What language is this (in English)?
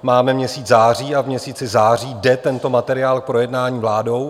Czech